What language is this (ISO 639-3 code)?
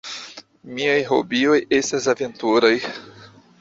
epo